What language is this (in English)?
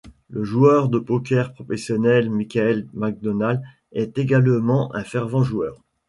French